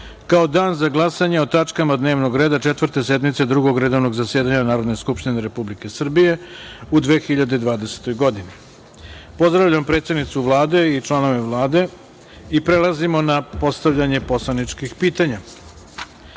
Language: Serbian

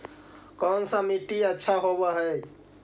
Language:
Magahi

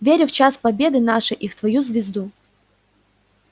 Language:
Russian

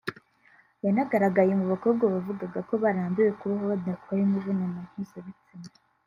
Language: Kinyarwanda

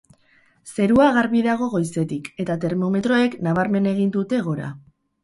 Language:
Basque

